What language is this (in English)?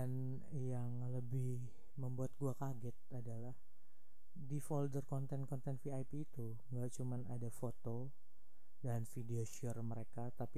Indonesian